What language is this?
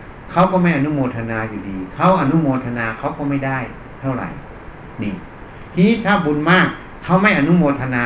Thai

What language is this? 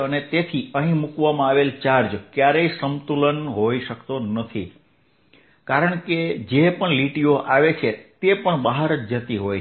Gujarati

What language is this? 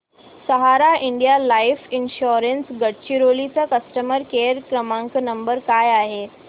Marathi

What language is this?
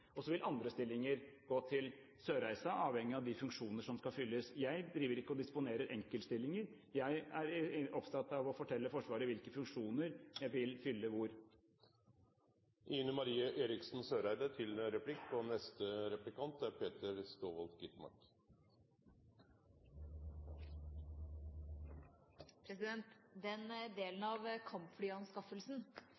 Norwegian Bokmål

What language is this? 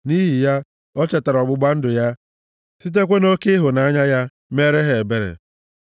Igbo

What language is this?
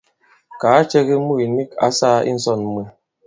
Bankon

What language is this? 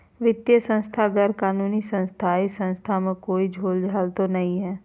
Magahi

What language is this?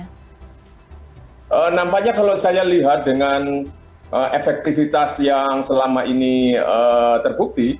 Indonesian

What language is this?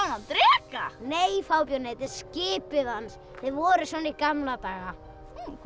Icelandic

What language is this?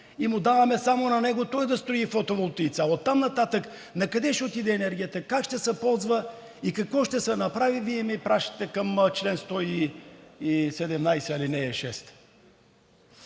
Bulgarian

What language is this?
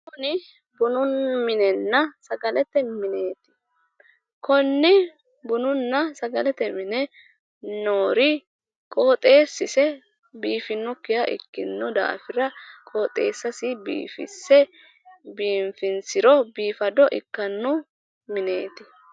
Sidamo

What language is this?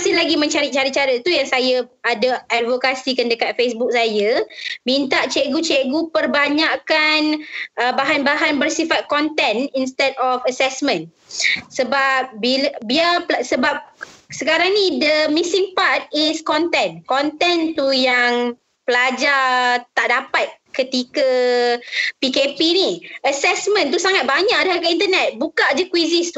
Malay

